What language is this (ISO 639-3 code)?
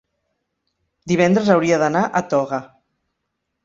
cat